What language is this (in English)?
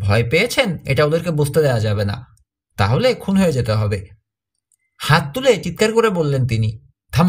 Hindi